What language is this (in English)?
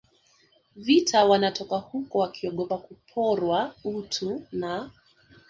Swahili